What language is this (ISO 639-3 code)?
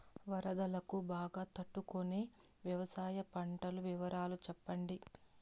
tel